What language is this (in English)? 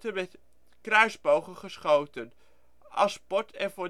Dutch